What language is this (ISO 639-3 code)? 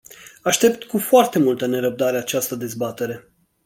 ron